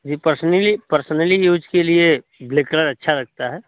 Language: Hindi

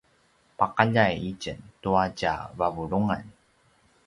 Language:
Paiwan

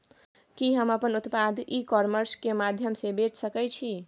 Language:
Maithili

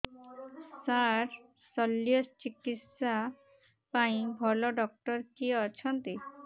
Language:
Odia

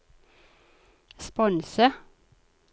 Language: Norwegian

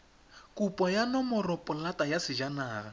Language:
Tswana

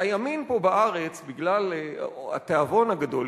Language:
Hebrew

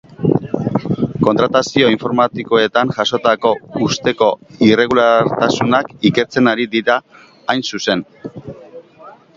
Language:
Basque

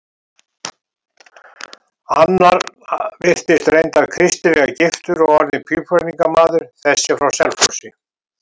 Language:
Icelandic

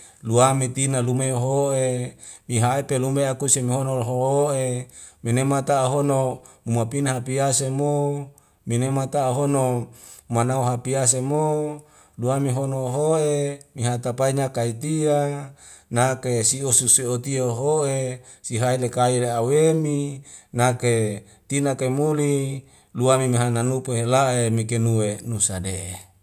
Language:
Wemale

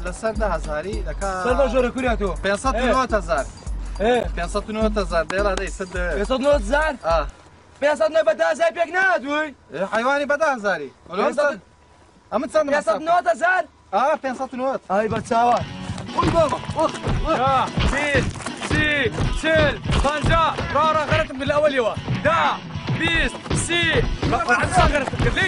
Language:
Arabic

